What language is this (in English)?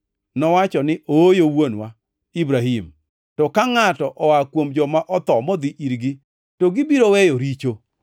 Luo (Kenya and Tanzania)